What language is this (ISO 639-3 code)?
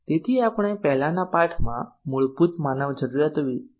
guj